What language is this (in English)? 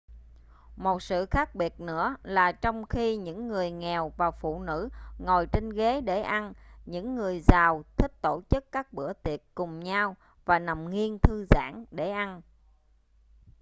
Vietnamese